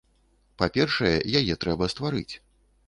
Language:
Belarusian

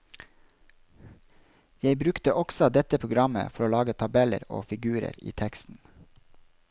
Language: Norwegian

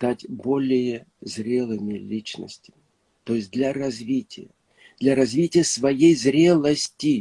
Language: Russian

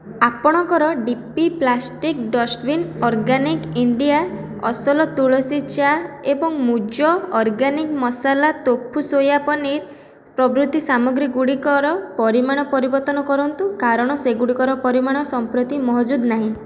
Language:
Odia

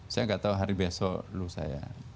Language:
Indonesian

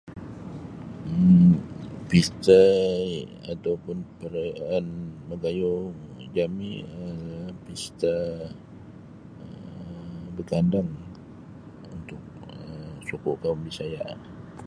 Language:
Sabah Bisaya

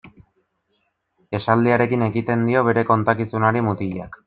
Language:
Basque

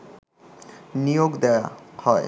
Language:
Bangla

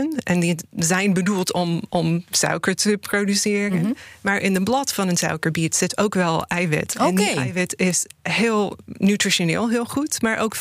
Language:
Dutch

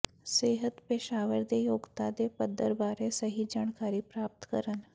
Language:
Punjabi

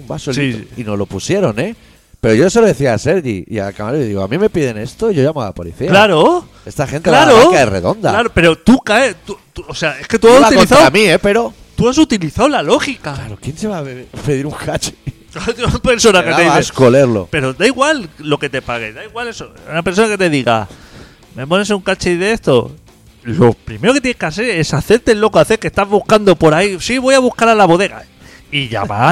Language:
Spanish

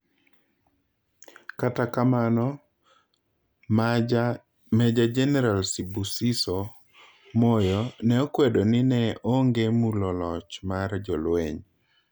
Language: Luo (Kenya and Tanzania)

